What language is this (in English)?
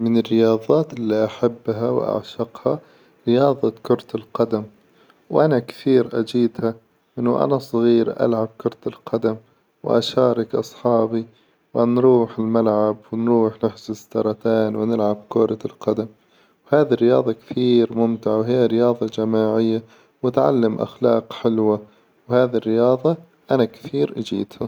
Hijazi Arabic